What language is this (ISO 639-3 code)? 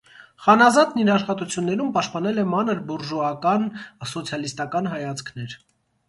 hye